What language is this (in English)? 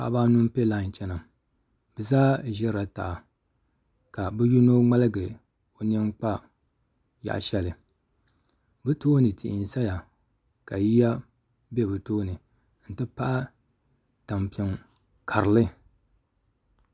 Dagbani